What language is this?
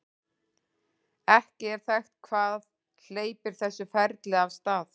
Icelandic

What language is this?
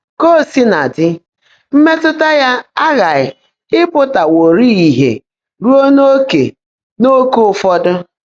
Igbo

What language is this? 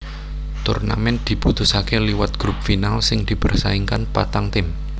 Javanese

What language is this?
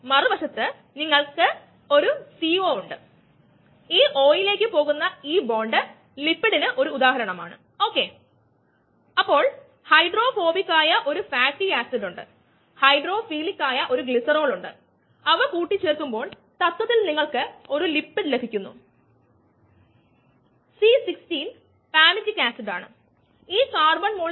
Malayalam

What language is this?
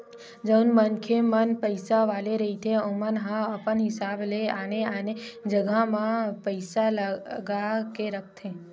Chhattisgarhi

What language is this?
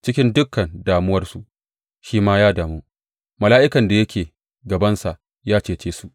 Hausa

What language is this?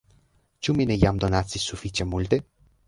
Esperanto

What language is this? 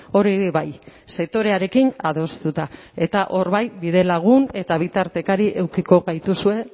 Basque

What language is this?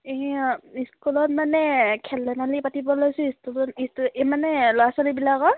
Assamese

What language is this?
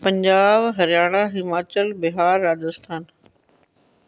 Punjabi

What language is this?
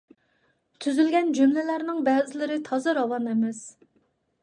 Uyghur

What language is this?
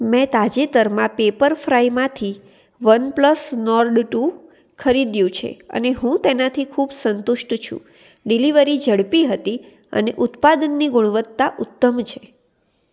Gujarati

